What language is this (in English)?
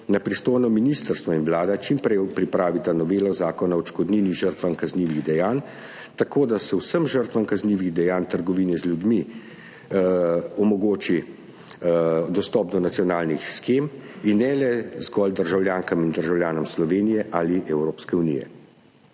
Slovenian